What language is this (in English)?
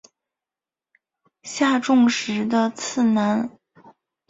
Chinese